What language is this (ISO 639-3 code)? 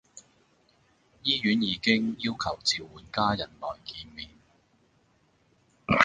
yue